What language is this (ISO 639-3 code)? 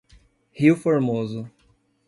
por